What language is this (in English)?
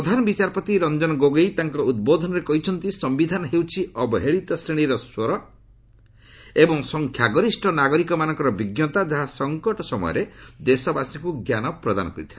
Odia